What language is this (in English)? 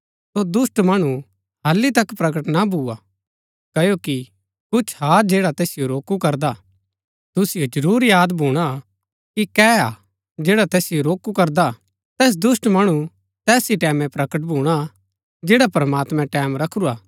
Gaddi